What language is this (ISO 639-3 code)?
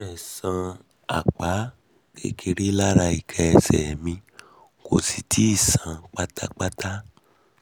yor